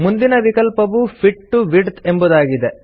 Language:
Kannada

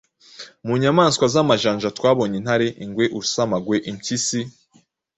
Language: Kinyarwanda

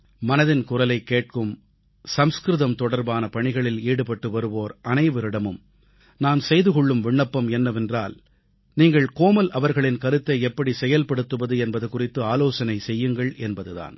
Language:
Tamil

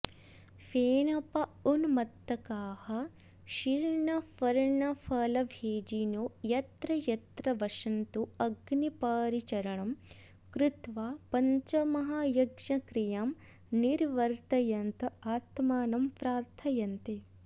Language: Sanskrit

